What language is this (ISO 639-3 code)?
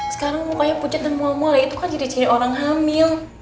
ind